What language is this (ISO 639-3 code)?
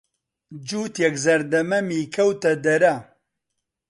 ckb